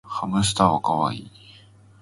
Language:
Japanese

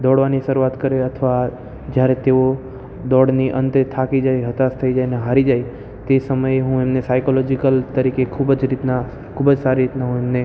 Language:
Gujarati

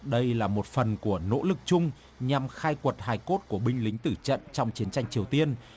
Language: Vietnamese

